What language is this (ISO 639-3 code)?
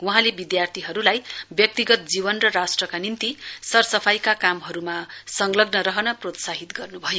nep